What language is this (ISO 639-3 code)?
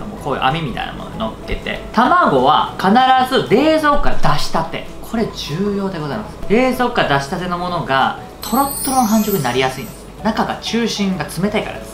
jpn